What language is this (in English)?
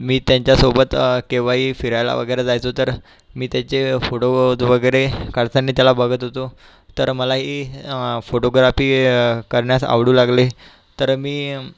Marathi